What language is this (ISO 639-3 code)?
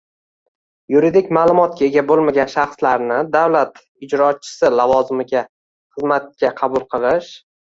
uzb